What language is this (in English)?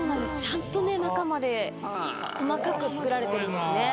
Japanese